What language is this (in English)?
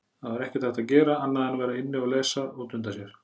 Icelandic